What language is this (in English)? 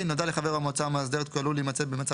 Hebrew